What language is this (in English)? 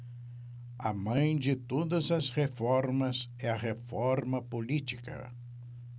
Portuguese